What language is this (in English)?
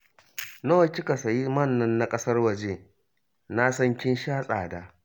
Hausa